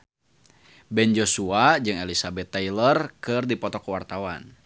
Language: Sundanese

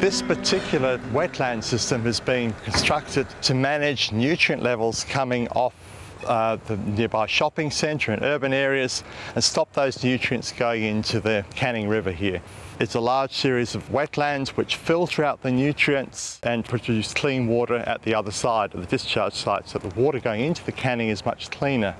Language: English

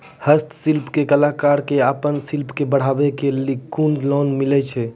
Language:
Maithili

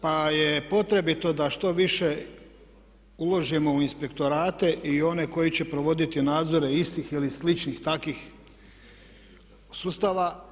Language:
Croatian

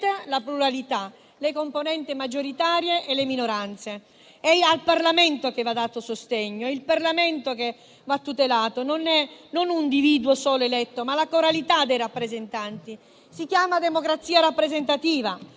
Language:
Italian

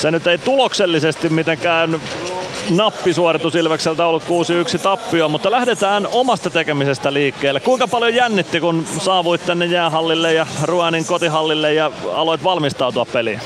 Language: Finnish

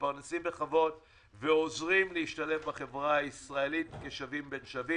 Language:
Hebrew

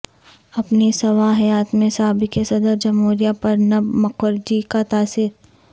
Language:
Urdu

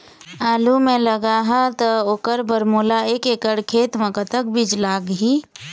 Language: Chhattisgarhi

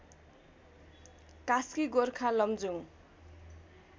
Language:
Nepali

